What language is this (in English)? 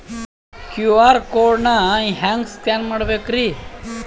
Kannada